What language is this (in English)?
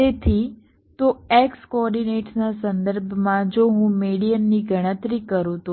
Gujarati